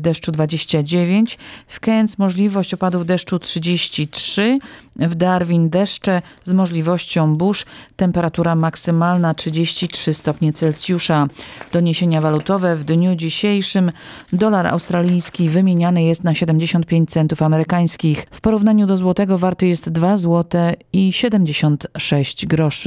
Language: Polish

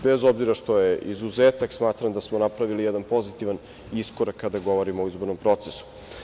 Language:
Serbian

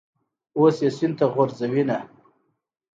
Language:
Pashto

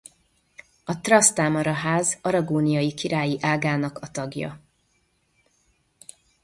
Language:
Hungarian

